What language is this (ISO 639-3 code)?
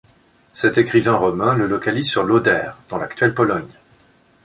fra